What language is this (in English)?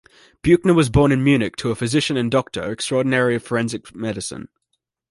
English